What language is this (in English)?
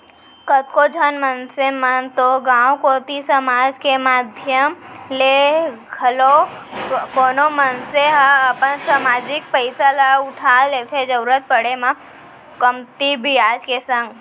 Chhattisgarhi